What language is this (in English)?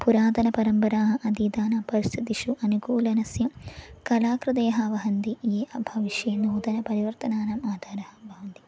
Sanskrit